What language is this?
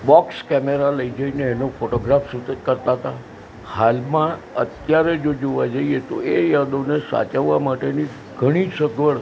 Gujarati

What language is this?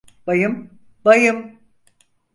Turkish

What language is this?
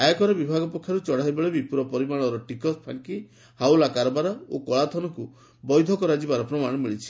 Odia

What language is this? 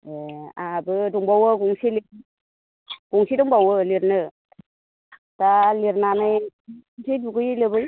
Bodo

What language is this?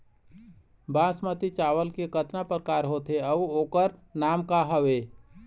Chhattisgarhi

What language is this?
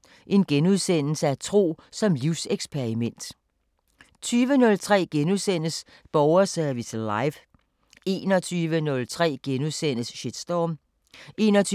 Danish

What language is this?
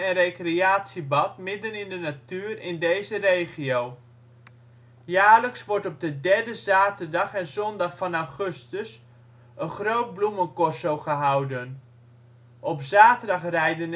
Dutch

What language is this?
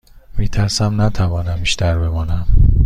Persian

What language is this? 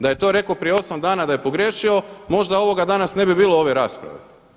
Croatian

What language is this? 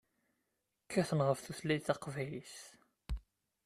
Kabyle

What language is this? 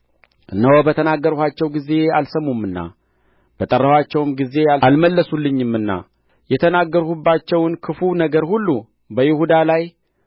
Amharic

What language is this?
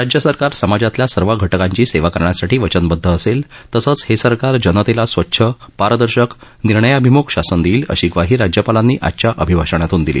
Marathi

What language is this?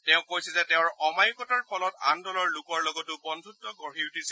Assamese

